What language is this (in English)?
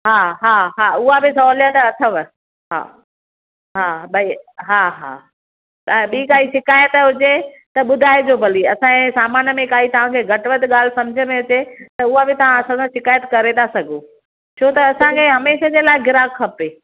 Sindhi